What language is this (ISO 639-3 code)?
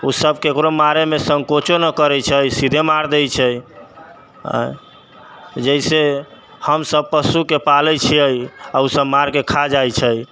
mai